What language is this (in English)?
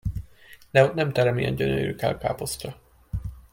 Hungarian